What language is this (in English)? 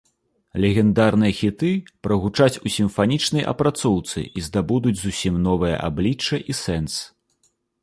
Belarusian